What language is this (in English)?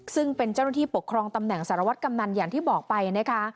Thai